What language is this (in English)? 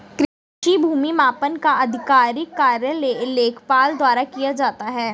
Hindi